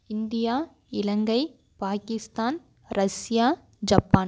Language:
Tamil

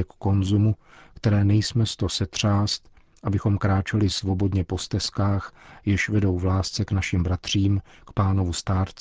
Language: Czech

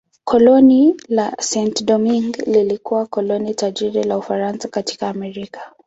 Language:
Swahili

